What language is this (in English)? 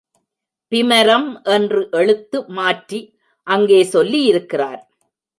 Tamil